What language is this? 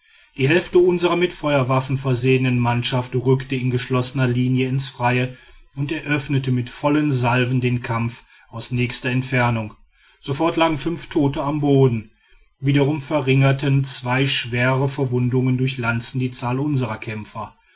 German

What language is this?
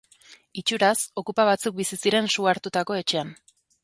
Basque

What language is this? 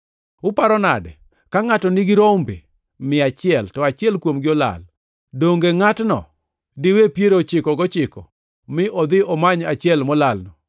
Luo (Kenya and Tanzania)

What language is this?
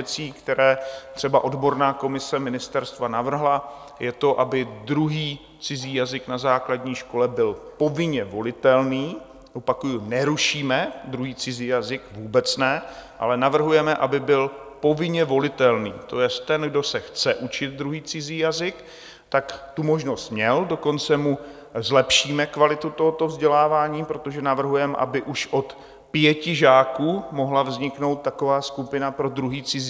Czech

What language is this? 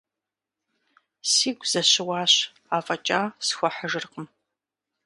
Kabardian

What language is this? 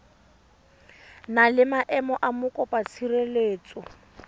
Tswana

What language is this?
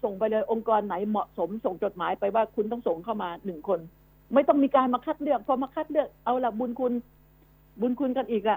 Thai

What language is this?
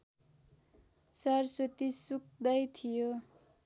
Nepali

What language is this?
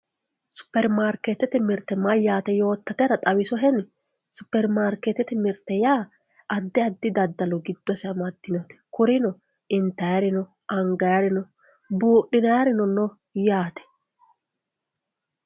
Sidamo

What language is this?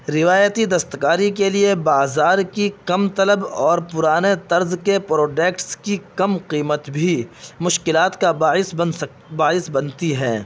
Urdu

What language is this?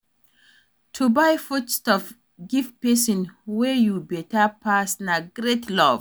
Nigerian Pidgin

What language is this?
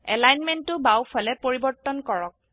Assamese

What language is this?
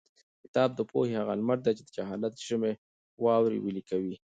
Pashto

